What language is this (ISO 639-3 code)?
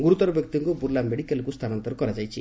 ori